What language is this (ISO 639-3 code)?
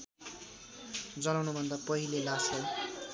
nep